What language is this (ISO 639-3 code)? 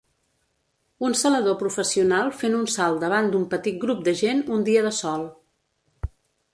cat